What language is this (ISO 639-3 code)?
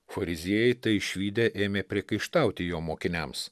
lit